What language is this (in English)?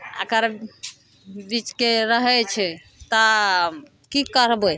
Maithili